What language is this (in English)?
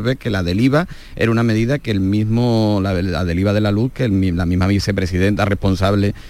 Spanish